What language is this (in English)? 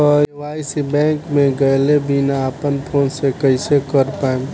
Bhojpuri